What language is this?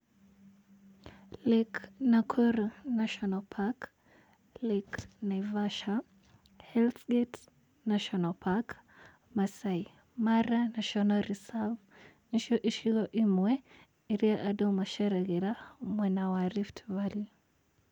Kikuyu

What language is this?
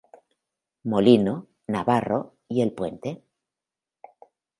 Spanish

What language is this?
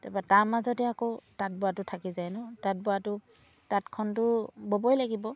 Assamese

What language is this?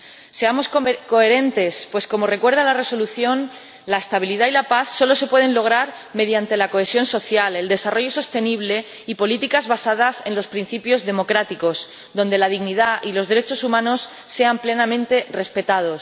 Spanish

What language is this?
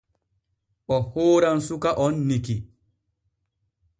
Borgu Fulfulde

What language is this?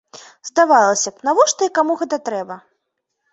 Belarusian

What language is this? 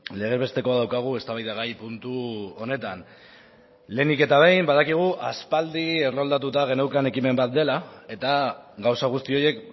Basque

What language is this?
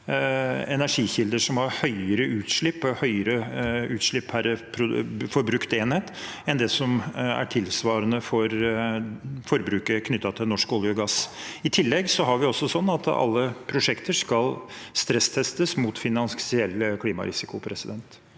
Norwegian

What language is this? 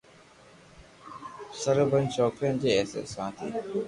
Loarki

